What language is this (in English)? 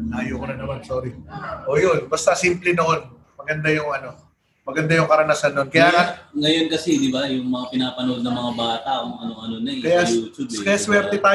Filipino